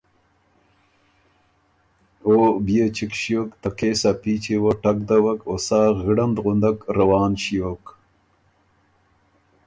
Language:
Ormuri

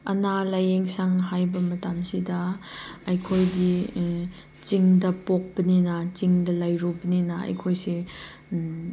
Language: Manipuri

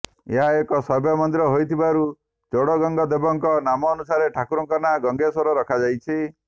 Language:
Odia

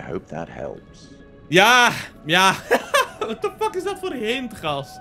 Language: Dutch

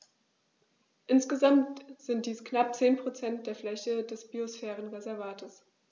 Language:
German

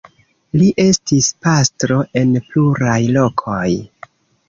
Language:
Esperanto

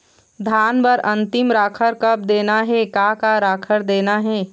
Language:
Chhattisgarhi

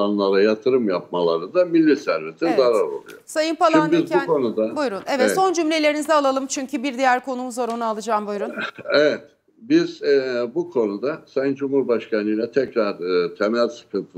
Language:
Turkish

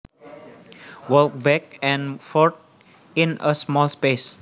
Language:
Javanese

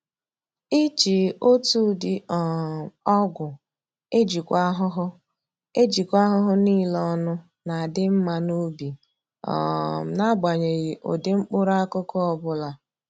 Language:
Igbo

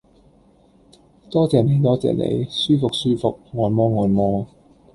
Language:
Cantonese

